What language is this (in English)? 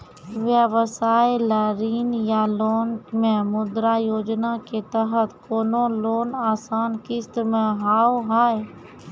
Maithili